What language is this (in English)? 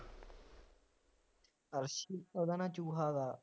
Punjabi